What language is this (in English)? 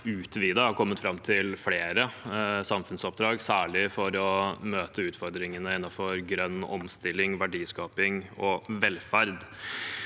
Norwegian